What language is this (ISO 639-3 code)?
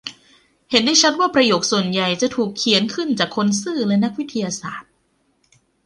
tha